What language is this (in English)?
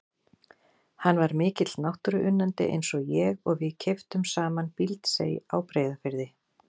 Icelandic